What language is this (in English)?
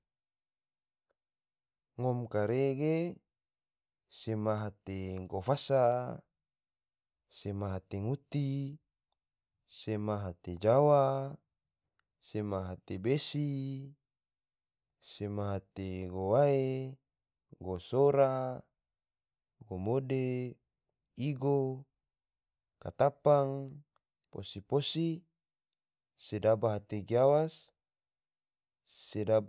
Tidore